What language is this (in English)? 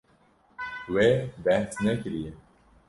Kurdish